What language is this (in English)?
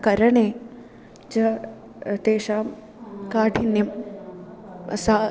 Sanskrit